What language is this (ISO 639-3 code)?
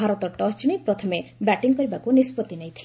ori